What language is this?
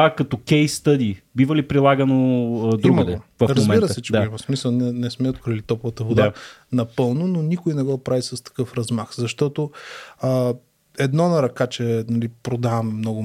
Bulgarian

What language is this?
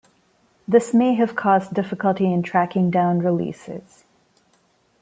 English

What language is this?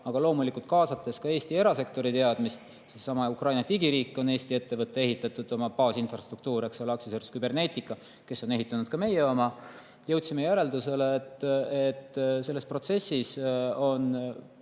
Estonian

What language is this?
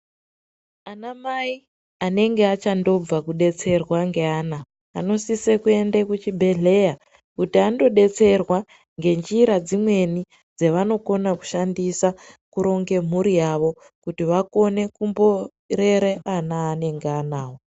Ndau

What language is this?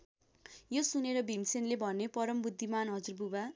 Nepali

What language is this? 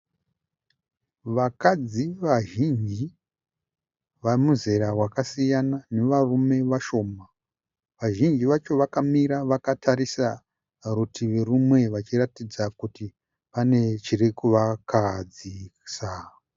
Shona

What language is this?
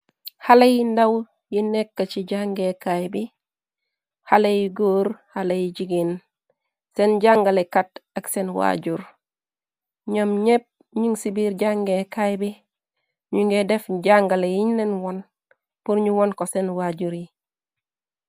Wolof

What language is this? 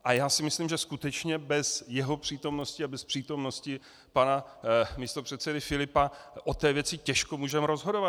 Czech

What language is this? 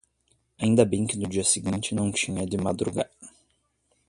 Portuguese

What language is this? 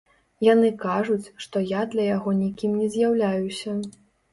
Belarusian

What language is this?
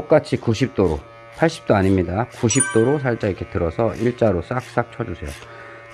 Korean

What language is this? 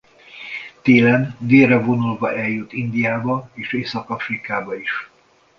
Hungarian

